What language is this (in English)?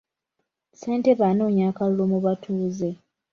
Ganda